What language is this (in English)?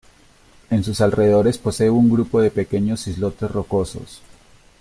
Spanish